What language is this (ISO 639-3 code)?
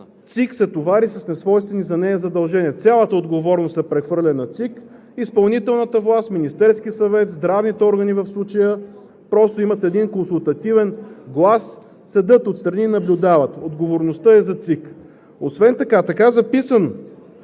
bul